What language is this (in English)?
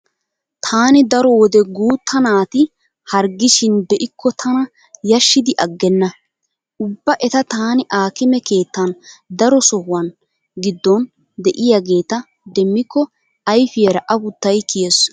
Wolaytta